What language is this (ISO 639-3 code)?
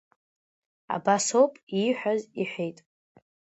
abk